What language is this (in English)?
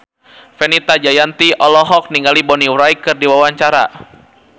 Sundanese